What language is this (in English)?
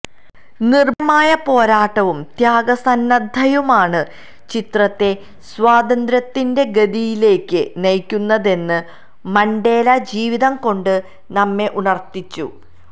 Malayalam